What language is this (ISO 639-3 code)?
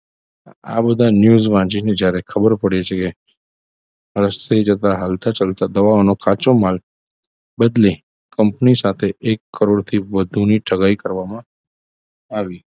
guj